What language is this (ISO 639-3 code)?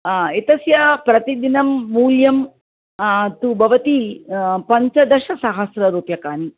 san